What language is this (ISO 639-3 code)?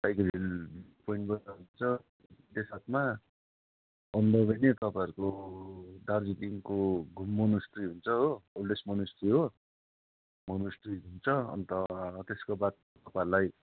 nep